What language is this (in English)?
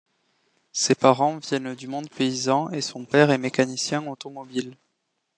French